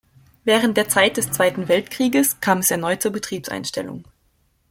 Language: German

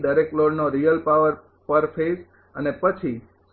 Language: Gujarati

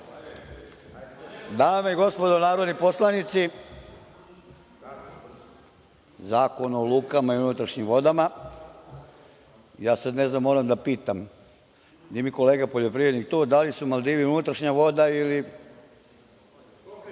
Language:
Serbian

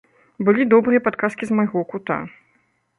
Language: Belarusian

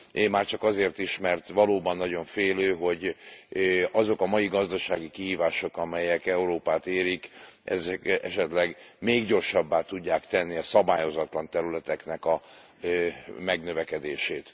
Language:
Hungarian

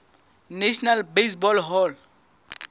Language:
Southern Sotho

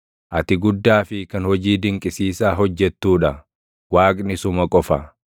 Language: Oromo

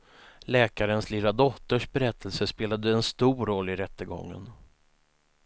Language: Swedish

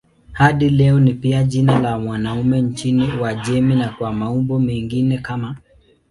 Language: Swahili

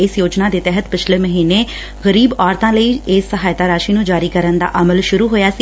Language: Punjabi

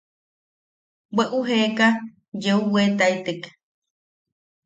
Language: Yaqui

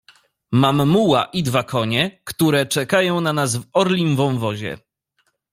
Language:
Polish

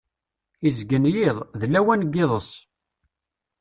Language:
Kabyle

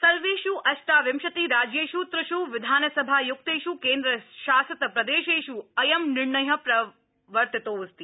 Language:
Sanskrit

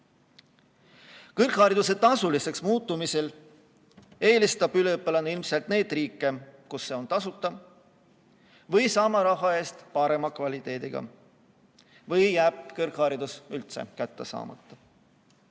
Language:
Estonian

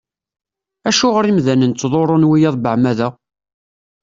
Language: Kabyle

